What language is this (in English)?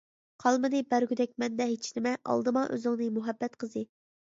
Uyghur